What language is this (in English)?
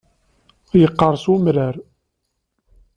Kabyle